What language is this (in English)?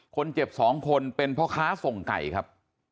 Thai